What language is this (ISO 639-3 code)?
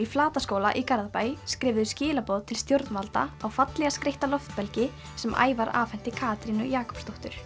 isl